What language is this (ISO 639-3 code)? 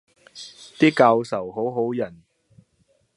yue